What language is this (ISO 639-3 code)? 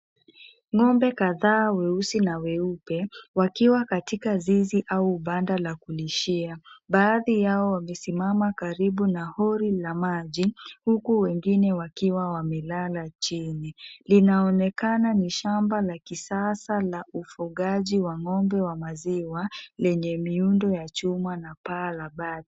swa